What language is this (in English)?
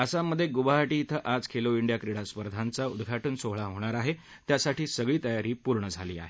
Marathi